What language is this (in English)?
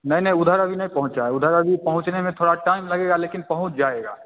Hindi